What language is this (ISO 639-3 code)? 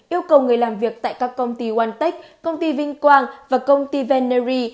vie